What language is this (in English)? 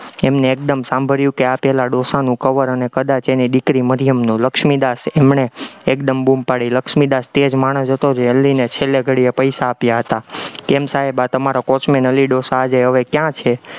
Gujarati